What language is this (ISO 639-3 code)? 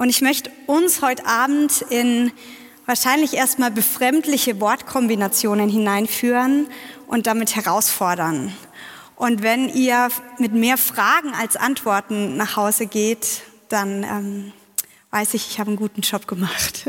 deu